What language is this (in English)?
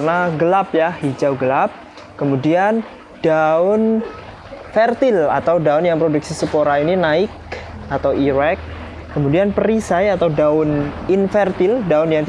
Indonesian